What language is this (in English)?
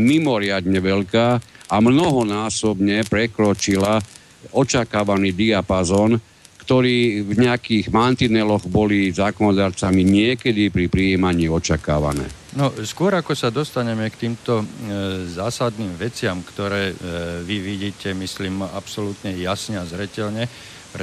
Slovak